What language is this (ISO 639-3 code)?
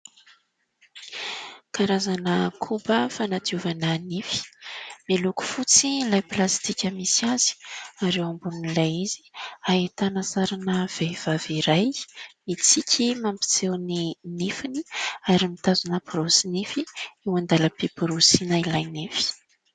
mlg